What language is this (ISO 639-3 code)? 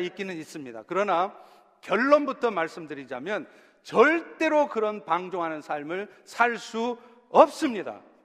kor